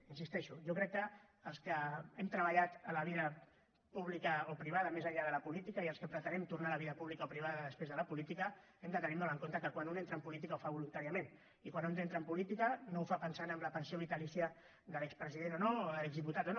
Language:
Catalan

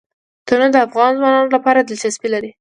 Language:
Pashto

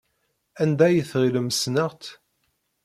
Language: Kabyle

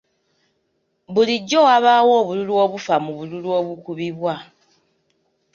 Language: Ganda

